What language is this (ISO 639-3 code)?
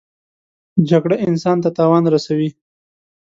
pus